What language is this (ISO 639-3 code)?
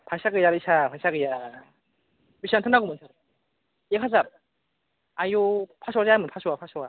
brx